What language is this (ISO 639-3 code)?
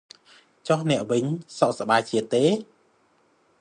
khm